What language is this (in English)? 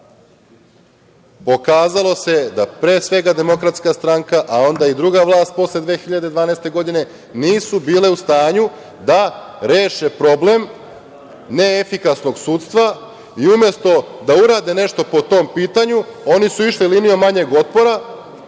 Serbian